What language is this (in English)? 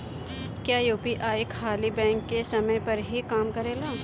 Bhojpuri